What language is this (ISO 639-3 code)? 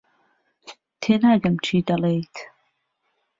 ckb